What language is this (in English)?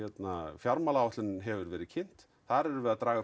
Icelandic